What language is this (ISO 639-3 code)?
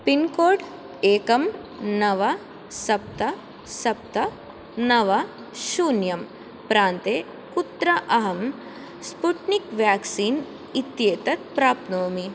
san